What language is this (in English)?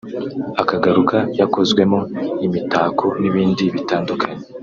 Kinyarwanda